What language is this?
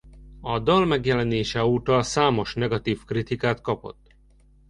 Hungarian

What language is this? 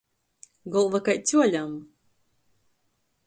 Latgalian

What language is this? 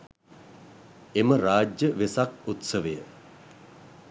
Sinhala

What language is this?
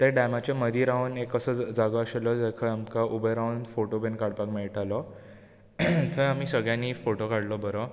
Konkani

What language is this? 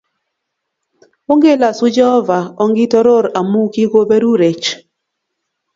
Kalenjin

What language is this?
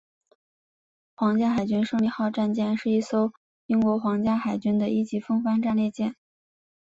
Chinese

